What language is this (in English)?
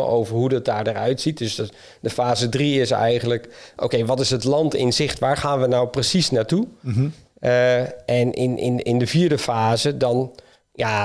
Dutch